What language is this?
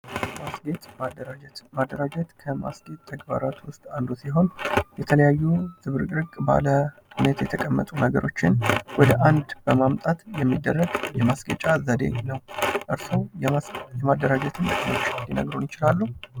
Amharic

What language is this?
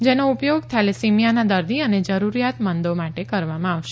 Gujarati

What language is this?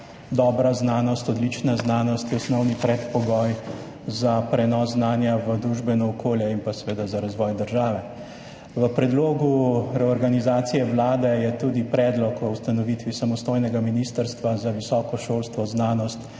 Slovenian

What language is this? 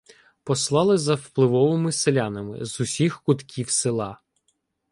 Ukrainian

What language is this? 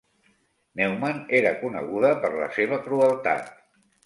Catalan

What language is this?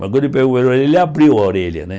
Portuguese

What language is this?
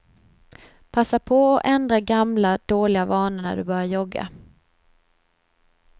Swedish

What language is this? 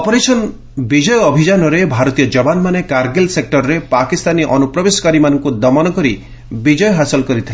Odia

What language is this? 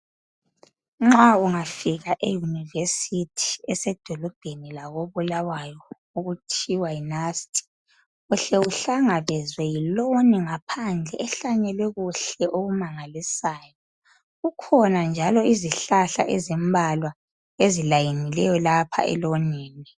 North Ndebele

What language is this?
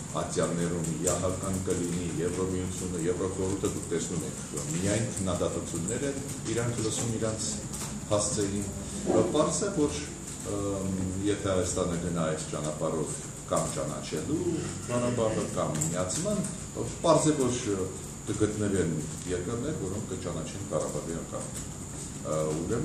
Turkish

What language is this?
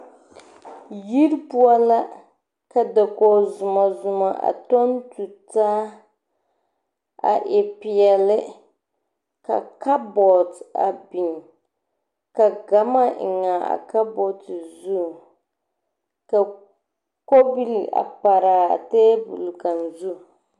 Southern Dagaare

